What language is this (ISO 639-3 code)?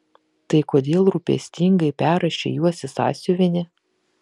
lit